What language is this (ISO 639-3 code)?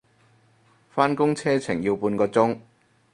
yue